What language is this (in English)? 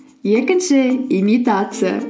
Kazakh